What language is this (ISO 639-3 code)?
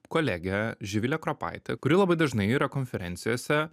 lit